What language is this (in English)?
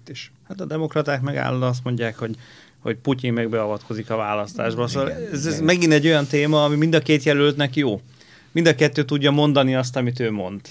Hungarian